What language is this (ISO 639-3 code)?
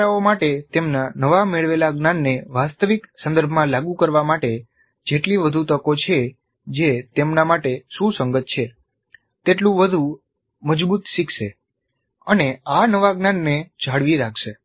guj